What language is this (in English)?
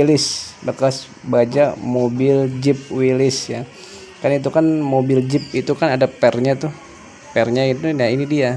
Indonesian